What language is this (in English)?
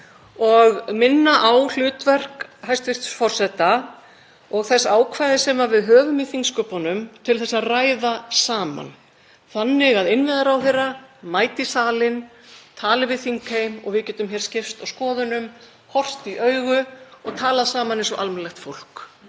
Icelandic